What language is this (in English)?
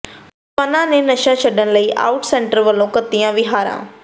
Punjabi